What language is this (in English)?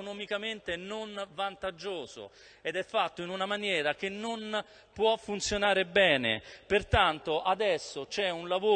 Italian